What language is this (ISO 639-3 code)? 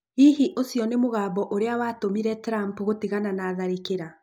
kik